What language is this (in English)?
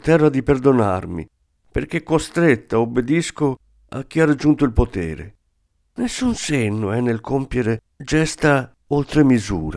Italian